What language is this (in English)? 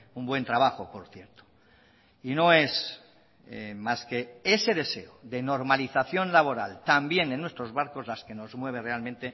Spanish